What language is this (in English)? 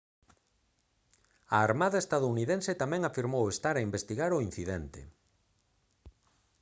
Galician